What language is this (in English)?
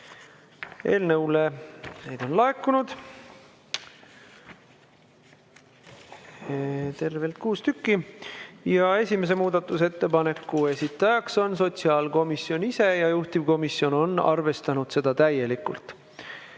Estonian